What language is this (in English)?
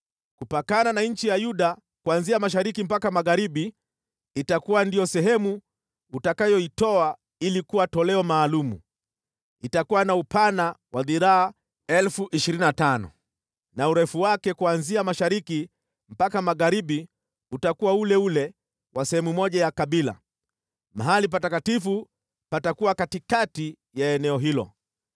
Swahili